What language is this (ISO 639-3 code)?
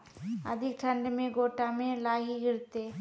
mai